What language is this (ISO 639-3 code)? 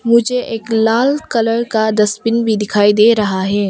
hin